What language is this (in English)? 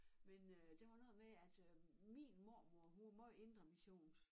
Danish